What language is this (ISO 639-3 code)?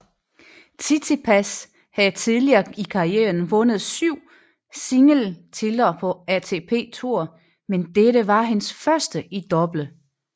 dan